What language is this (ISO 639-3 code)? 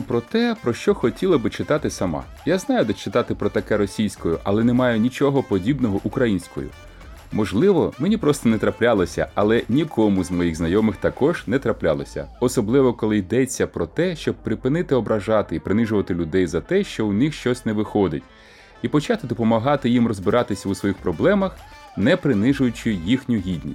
ukr